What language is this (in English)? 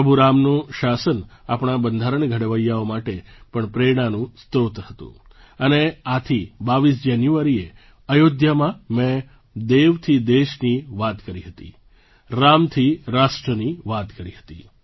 Gujarati